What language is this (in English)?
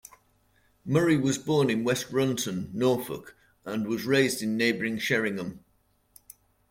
English